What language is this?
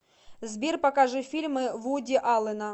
Russian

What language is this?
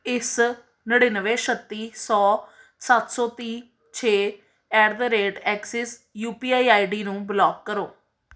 Punjabi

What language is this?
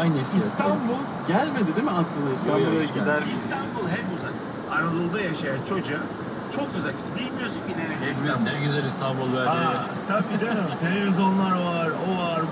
Turkish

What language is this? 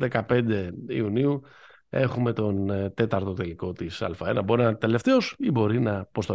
Greek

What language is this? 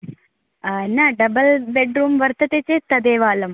Sanskrit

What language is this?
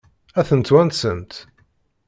Kabyle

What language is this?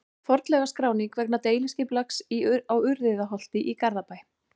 Icelandic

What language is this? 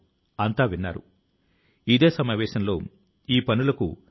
Telugu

